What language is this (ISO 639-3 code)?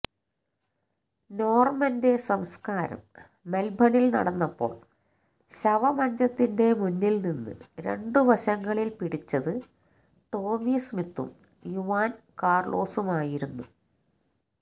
mal